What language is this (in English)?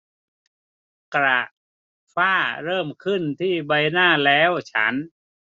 Thai